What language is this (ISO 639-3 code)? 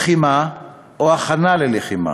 heb